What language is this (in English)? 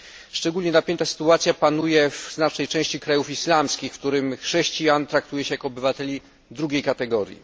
Polish